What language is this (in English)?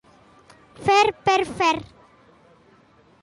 Catalan